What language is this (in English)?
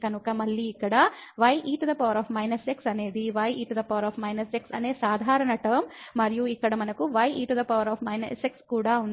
Telugu